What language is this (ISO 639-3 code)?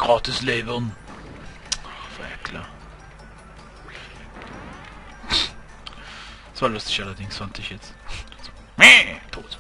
deu